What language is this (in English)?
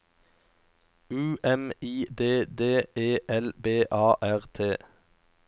Norwegian